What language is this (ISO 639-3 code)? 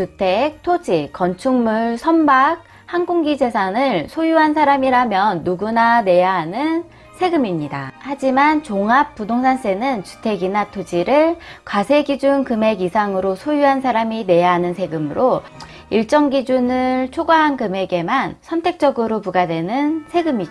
kor